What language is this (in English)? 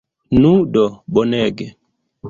Esperanto